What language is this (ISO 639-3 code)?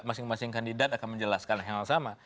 ind